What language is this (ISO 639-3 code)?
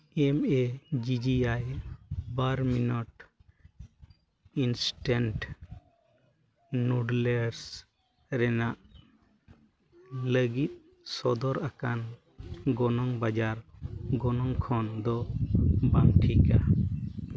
sat